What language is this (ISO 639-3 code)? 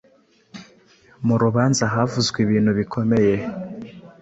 kin